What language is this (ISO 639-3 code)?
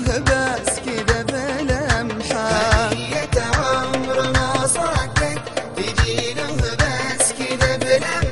ara